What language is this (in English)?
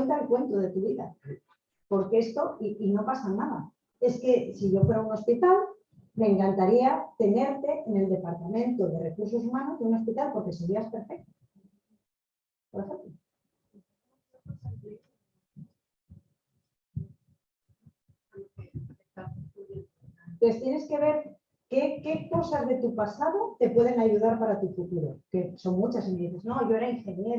Spanish